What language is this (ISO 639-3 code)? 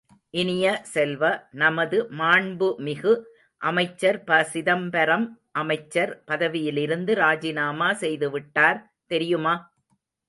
tam